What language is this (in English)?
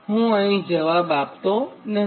Gujarati